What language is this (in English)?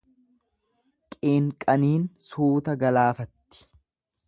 Oromo